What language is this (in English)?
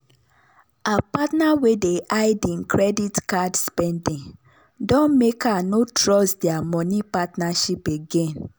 Nigerian Pidgin